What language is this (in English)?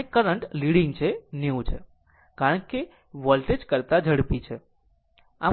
Gujarati